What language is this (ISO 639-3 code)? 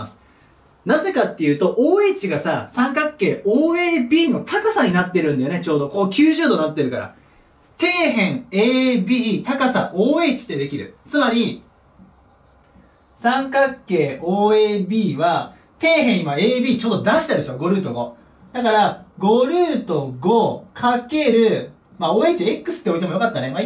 jpn